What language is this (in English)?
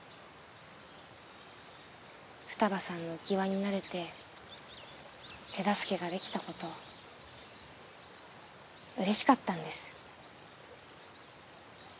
Japanese